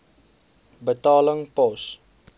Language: Afrikaans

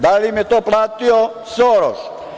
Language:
Serbian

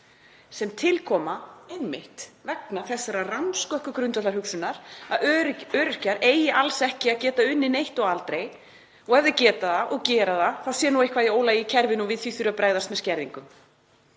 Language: Icelandic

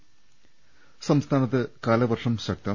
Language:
Malayalam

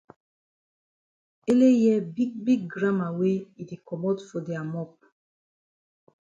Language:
Cameroon Pidgin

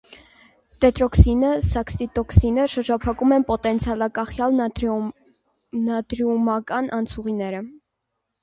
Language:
Armenian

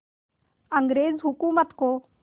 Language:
Hindi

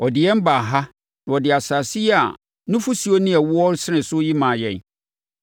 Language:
Akan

